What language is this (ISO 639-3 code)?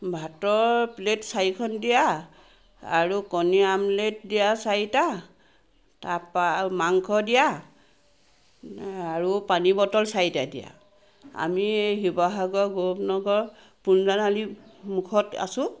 asm